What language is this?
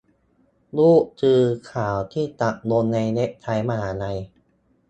Thai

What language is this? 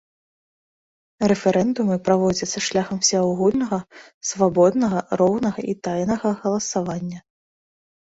Belarusian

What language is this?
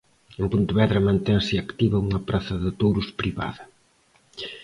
Galician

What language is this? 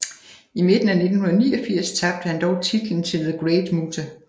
Danish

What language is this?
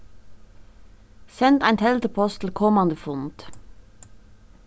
Faroese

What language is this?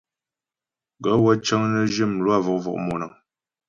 Ghomala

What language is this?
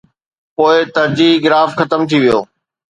Sindhi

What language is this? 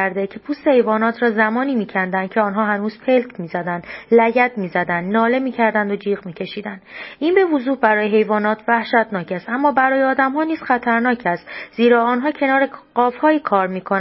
Persian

